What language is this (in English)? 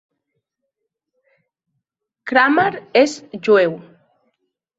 Catalan